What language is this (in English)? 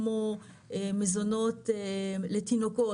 Hebrew